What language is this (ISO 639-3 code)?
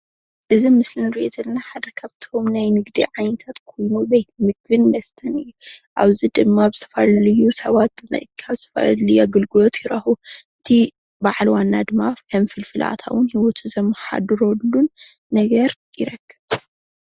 tir